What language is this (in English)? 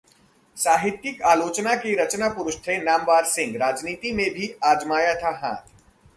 Hindi